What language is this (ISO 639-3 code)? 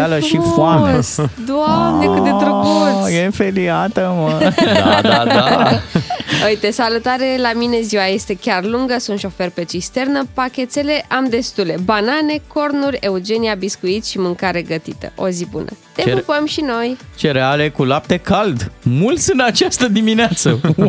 ron